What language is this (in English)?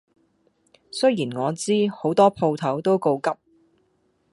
Cantonese